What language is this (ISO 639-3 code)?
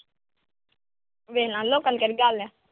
pan